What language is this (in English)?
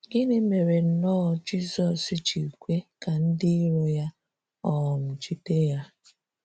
Igbo